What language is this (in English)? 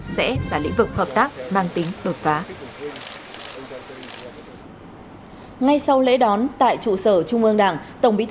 Vietnamese